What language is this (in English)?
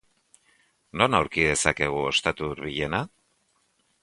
Basque